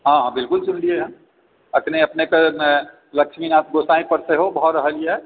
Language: Maithili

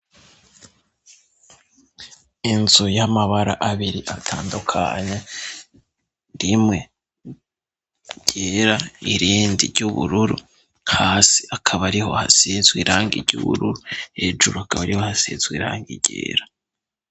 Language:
Rundi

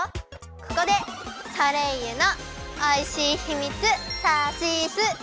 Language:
Japanese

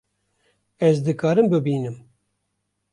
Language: Kurdish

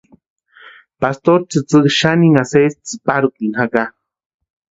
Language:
Western Highland Purepecha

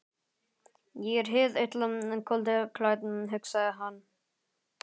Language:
Icelandic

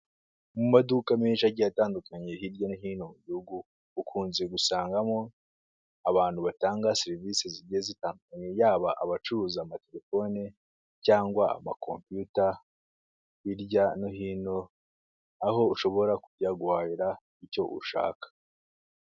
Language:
Kinyarwanda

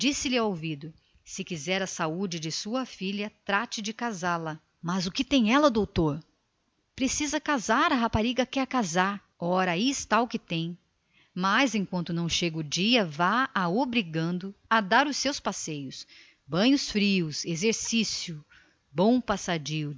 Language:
Portuguese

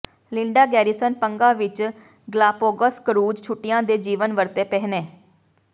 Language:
Punjabi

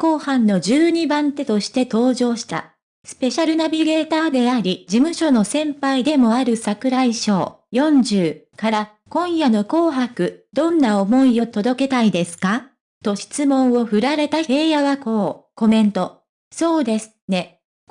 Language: Japanese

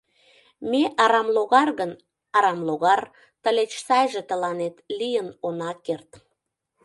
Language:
Mari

